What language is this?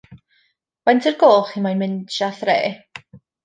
Welsh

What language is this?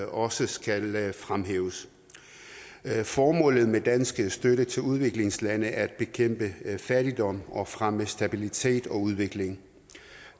Danish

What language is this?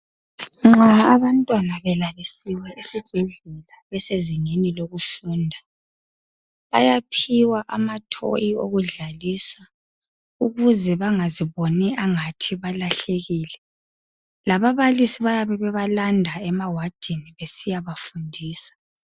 North Ndebele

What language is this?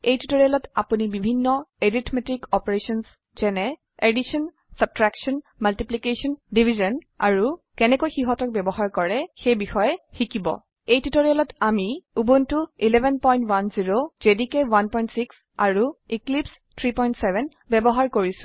Assamese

